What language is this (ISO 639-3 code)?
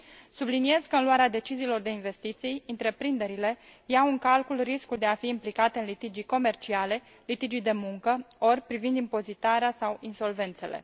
ron